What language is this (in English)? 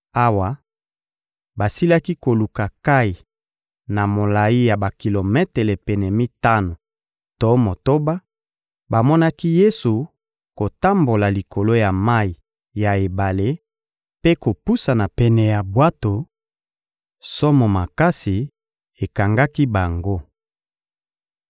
Lingala